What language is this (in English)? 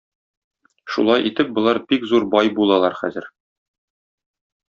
Tatar